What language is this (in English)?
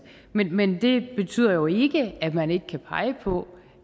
Danish